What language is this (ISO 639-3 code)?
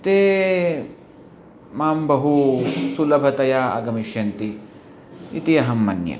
san